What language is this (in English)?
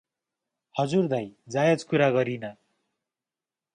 Nepali